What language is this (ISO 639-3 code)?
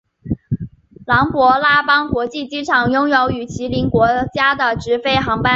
zho